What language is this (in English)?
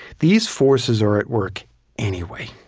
English